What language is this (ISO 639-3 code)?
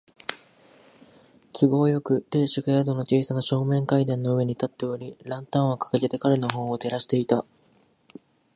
jpn